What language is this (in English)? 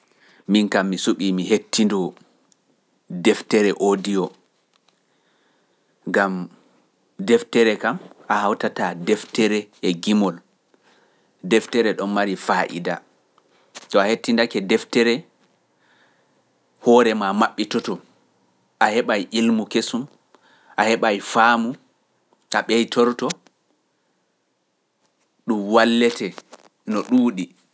Pular